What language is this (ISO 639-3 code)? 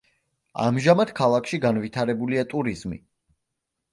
kat